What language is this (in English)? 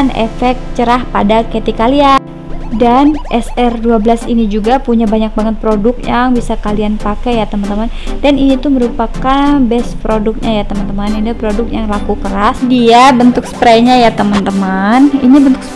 Indonesian